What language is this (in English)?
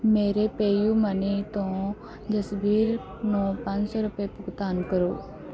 Punjabi